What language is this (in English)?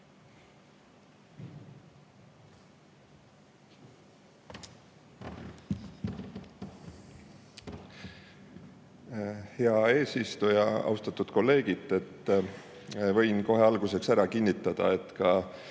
Estonian